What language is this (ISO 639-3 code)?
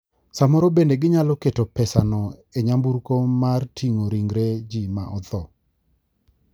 luo